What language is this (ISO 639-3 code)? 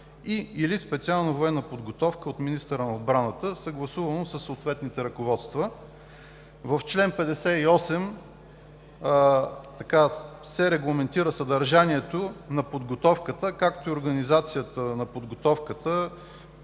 bul